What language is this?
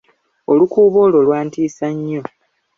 Ganda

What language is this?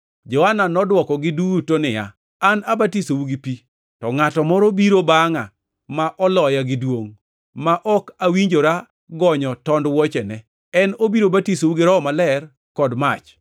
Luo (Kenya and Tanzania)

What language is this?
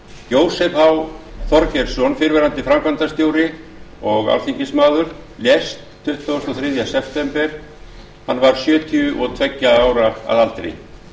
Icelandic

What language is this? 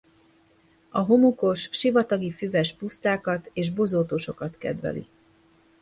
Hungarian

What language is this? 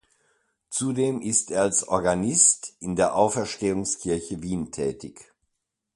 German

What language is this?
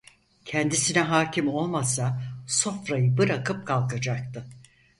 Turkish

